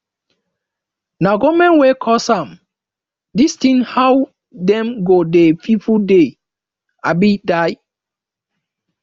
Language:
Nigerian Pidgin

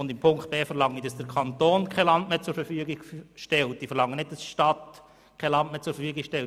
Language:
Swiss German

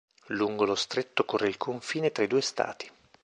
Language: Italian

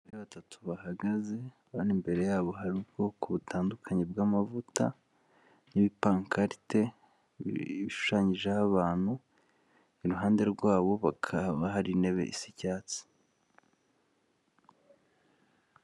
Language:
Kinyarwanda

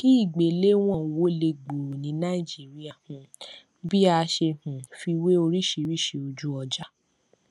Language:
Yoruba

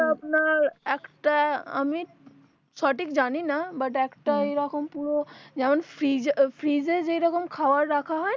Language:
Bangla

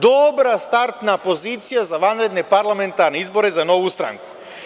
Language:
Serbian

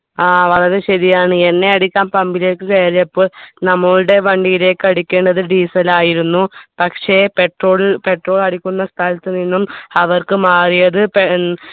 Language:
Malayalam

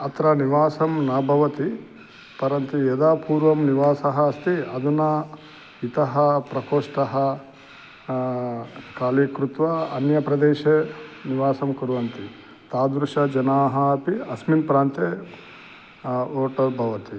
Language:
Sanskrit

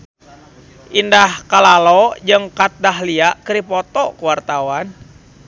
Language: Sundanese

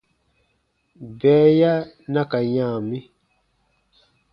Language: Baatonum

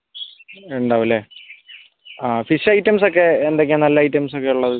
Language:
Malayalam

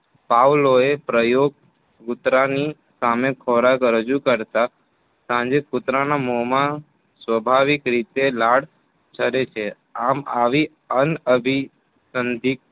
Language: Gujarati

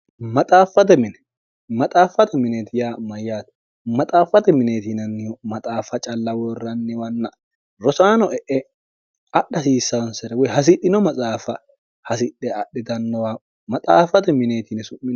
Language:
Sidamo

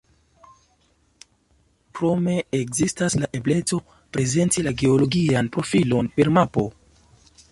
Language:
Esperanto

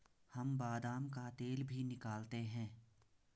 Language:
Hindi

